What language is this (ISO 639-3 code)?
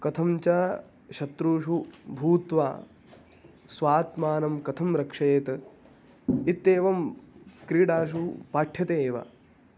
san